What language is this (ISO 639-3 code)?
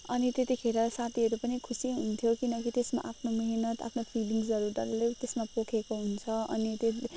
nep